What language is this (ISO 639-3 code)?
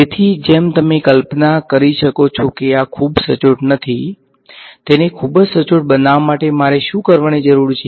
guj